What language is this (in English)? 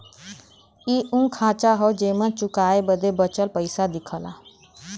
Bhojpuri